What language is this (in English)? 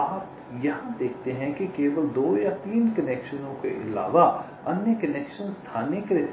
Hindi